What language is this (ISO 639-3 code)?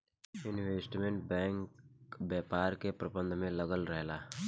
bho